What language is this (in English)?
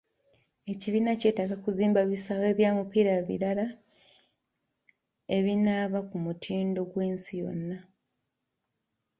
Ganda